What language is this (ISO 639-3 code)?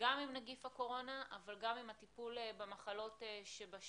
heb